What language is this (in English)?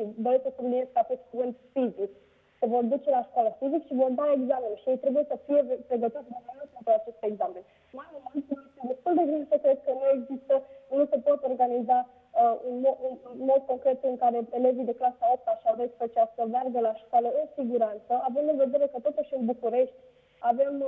Romanian